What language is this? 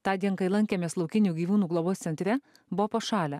Lithuanian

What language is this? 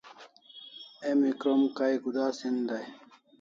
Kalasha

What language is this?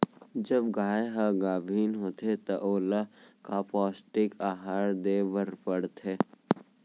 Chhattisgarhi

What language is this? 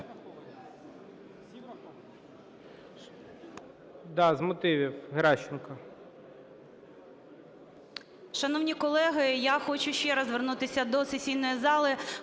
Ukrainian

